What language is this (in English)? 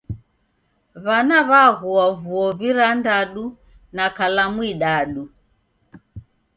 Taita